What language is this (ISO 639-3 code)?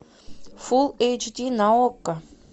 rus